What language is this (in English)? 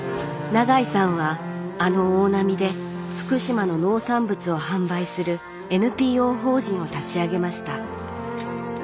Japanese